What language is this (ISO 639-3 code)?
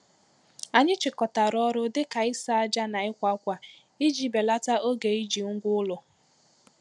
ibo